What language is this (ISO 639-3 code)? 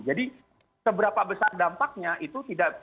ind